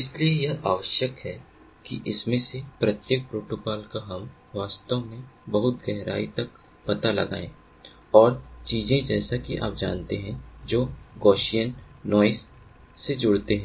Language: Hindi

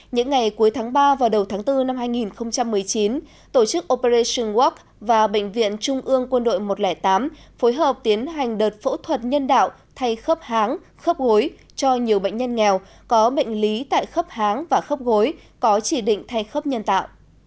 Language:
Vietnamese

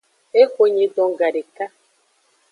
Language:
Aja (Benin)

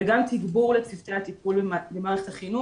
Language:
Hebrew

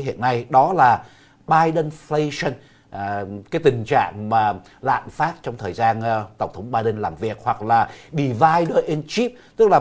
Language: Vietnamese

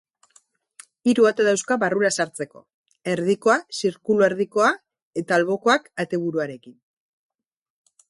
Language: Basque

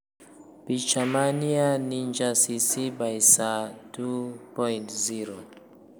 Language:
Luo (Kenya and Tanzania)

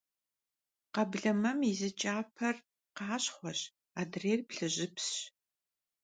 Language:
Kabardian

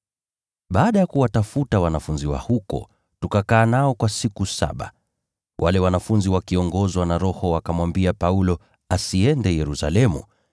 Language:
Swahili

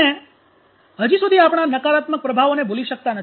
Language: Gujarati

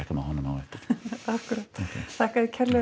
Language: Icelandic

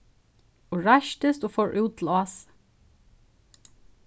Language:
Faroese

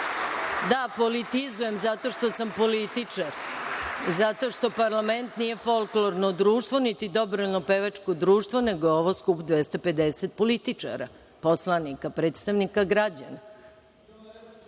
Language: Serbian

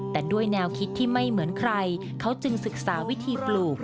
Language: Thai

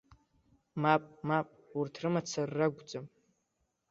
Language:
Abkhazian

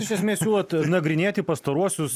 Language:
Lithuanian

